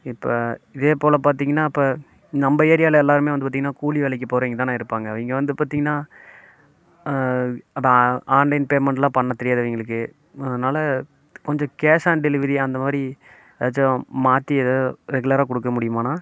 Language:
Tamil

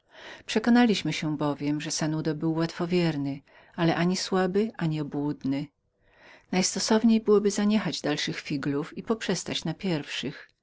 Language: Polish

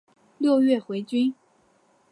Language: Chinese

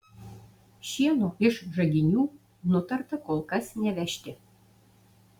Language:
Lithuanian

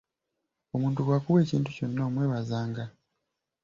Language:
Ganda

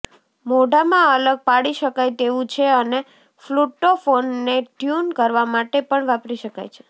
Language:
Gujarati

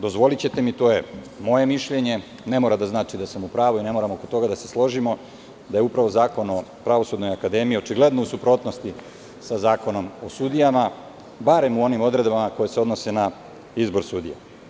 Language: Serbian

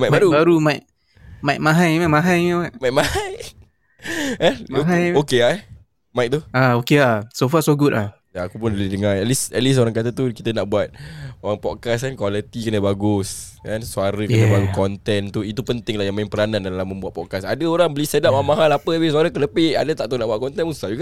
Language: Malay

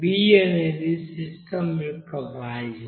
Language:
Telugu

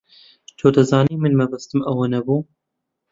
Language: Central Kurdish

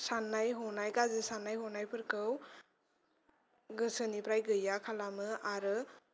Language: Bodo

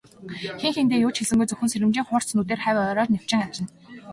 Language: Mongolian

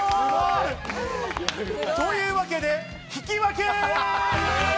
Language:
Japanese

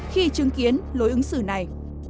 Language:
Vietnamese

